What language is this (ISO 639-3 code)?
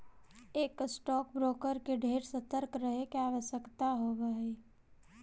mag